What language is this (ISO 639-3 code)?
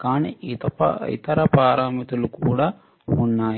tel